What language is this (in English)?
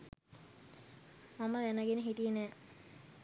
Sinhala